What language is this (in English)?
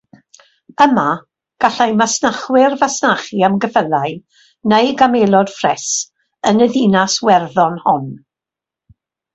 Welsh